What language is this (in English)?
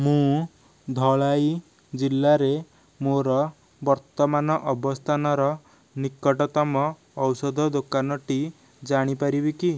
Odia